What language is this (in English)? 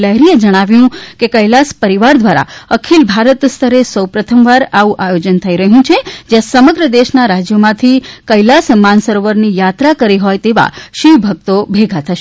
Gujarati